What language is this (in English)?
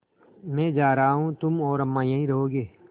Hindi